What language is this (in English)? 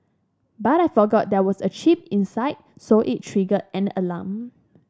English